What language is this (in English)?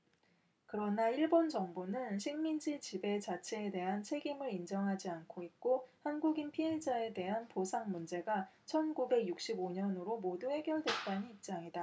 Korean